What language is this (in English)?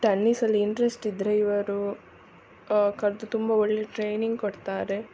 Kannada